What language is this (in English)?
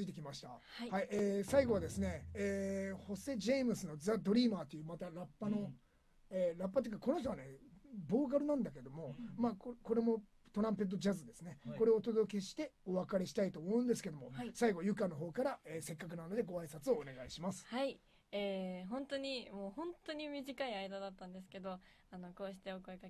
Japanese